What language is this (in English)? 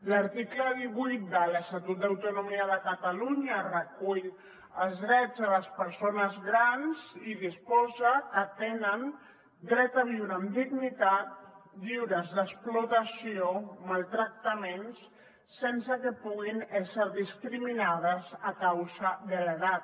Catalan